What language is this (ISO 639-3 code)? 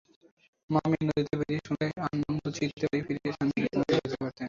ben